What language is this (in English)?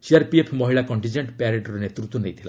Odia